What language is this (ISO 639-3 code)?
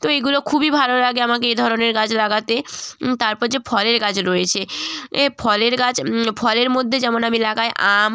ben